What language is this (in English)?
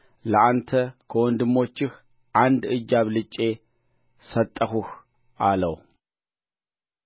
Amharic